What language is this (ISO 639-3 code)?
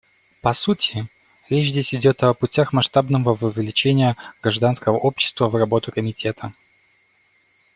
rus